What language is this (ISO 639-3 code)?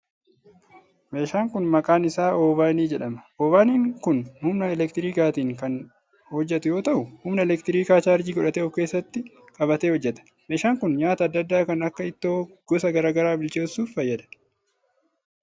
orm